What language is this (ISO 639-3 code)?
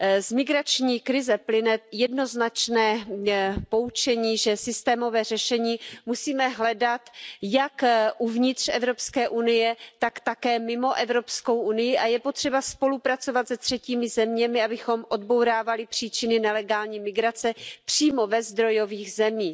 ces